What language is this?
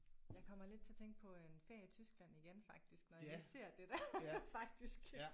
Danish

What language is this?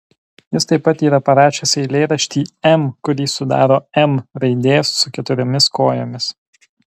Lithuanian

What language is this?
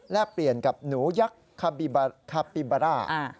Thai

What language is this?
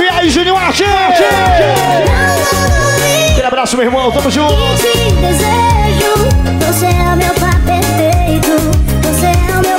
Portuguese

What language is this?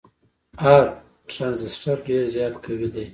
Pashto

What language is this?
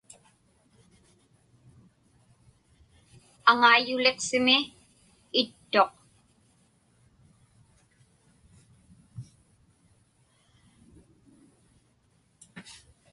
Inupiaq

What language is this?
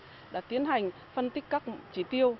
Vietnamese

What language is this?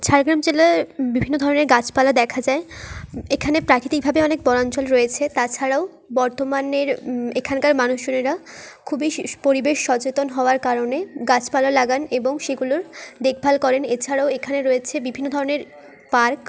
Bangla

